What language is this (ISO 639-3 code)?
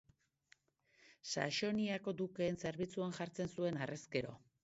eus